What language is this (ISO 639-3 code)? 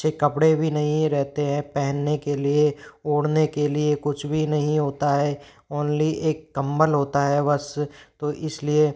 hin